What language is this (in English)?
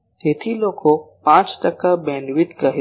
Gujarati